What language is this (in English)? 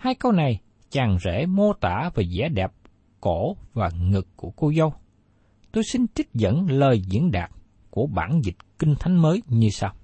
Vietnamese